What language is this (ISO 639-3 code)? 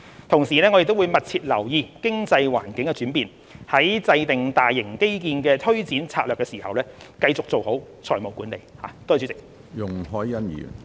yue